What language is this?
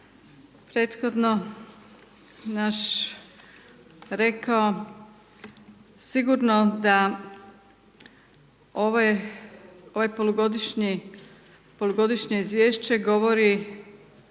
Croatian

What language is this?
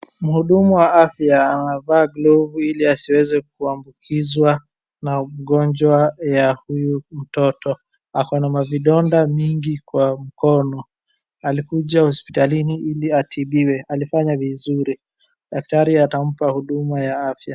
Swahili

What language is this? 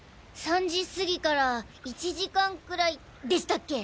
Japanese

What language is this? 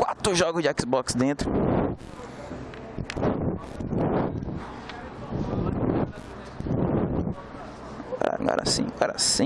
Portuguese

